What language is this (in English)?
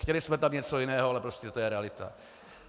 Czech